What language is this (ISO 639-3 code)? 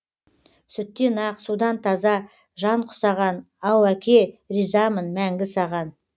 kaz